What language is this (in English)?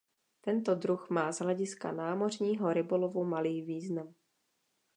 Czech